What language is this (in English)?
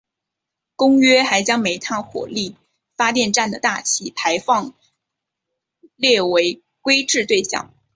Chinese